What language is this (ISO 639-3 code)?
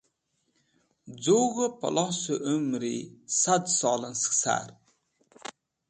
wbl